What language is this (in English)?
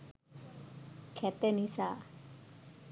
Sinhala